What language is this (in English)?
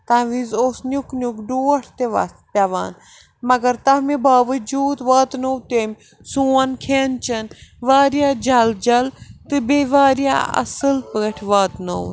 Kashmiri